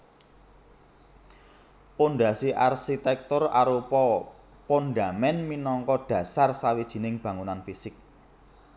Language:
Javanese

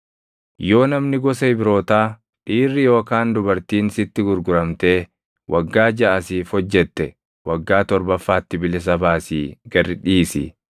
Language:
Oromo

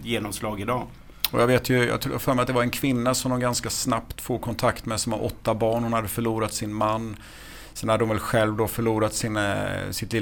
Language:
Swedish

